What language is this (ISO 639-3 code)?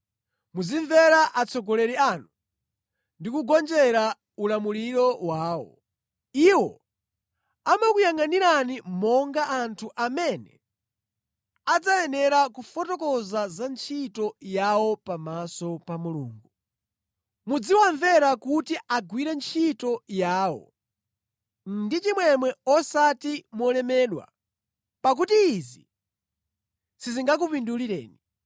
nya